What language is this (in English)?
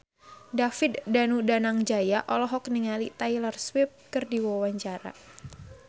Sundanese